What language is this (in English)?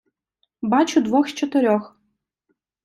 Ukrainian